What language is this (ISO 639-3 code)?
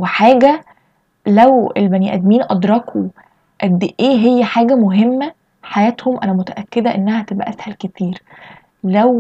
ara